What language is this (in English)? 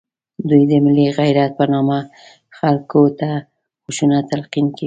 Pashto